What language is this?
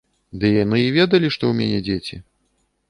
Belarusian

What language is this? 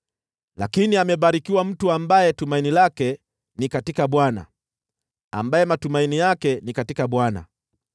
Swahili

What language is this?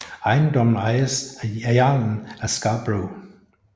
Danish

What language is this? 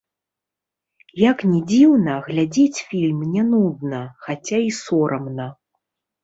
Belarusian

